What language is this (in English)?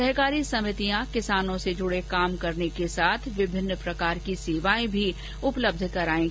Hindi